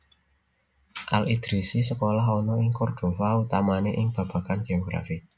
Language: Javanese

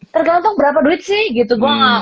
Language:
Indonesian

